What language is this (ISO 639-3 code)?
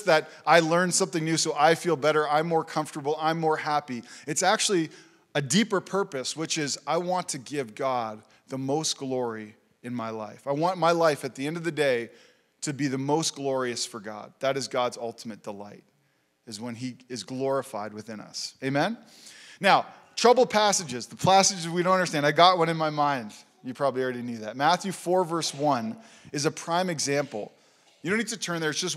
eng